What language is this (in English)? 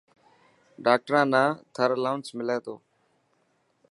Dhatki